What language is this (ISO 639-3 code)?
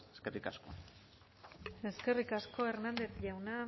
eus